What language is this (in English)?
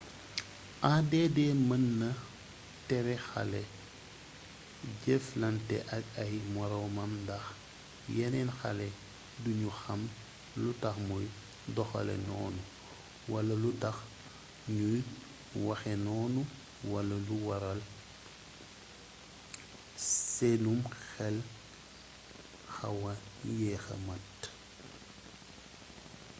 Wolof